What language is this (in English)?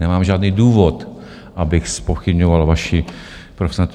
Czech